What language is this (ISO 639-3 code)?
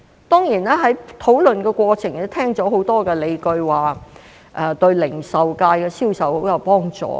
yue